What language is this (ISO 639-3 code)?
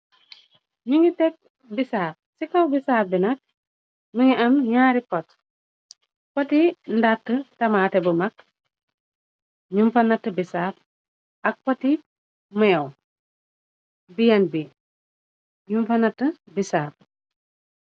wol